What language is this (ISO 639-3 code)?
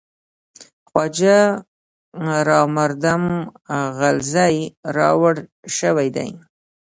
pus